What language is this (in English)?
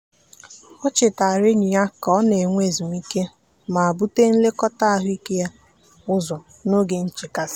Igbo